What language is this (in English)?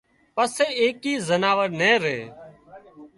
Wadiyara Koli